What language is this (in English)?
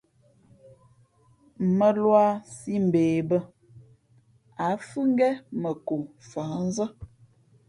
Fe'fe'